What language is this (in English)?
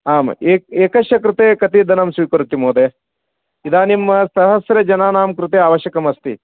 Sanskrit